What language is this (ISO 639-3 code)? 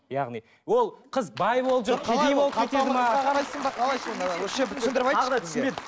kaz